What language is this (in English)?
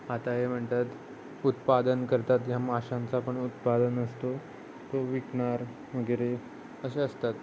Marathi